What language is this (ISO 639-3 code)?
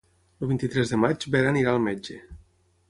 cat